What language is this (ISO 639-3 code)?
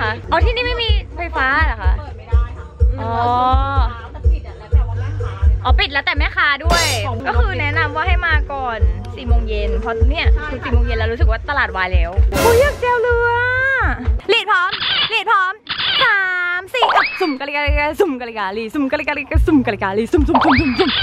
tha